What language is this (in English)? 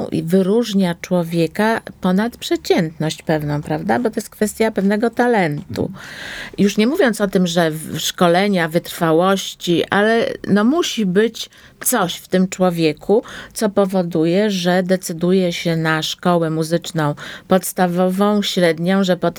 Polish